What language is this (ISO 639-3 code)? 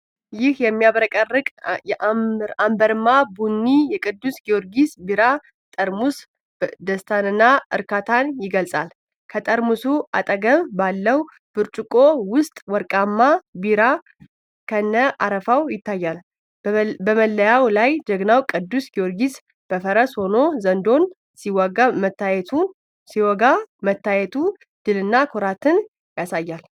amh